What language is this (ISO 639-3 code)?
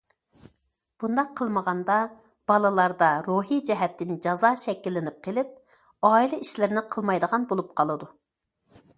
uig